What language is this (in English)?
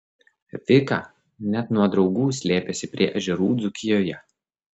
Lithuanian